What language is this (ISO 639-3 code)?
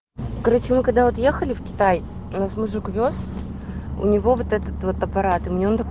rus